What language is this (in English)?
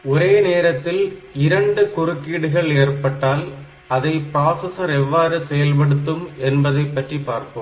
Tamil